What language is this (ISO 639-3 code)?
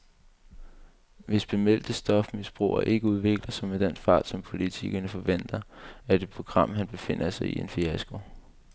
dan